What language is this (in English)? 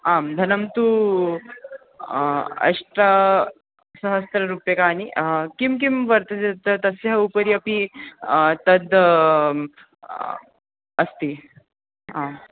Sanskrit